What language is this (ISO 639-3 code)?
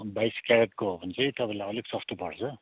nep